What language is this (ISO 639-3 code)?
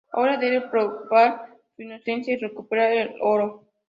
spa